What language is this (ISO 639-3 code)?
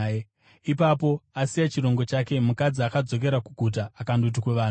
sna